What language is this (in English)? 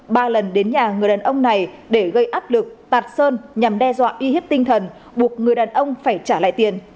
Vietnamese